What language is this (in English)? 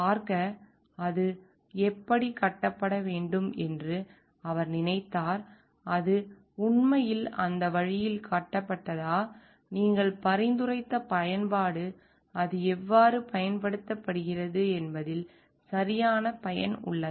Tamil